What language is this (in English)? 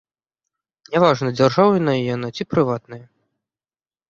Belarusian